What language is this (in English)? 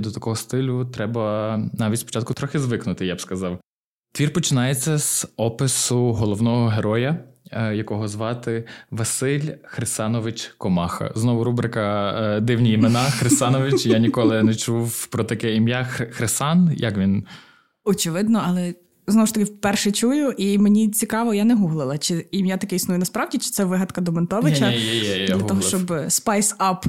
Ukrainian